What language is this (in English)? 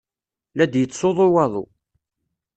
Kabyle